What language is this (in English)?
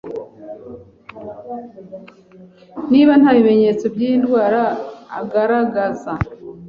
Kinyarwanda